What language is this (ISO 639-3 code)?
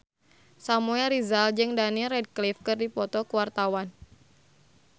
sun